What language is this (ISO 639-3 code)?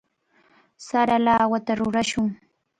qvl